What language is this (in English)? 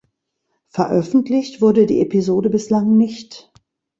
German